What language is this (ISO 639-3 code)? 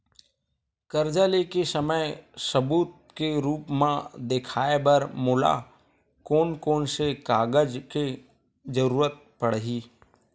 hne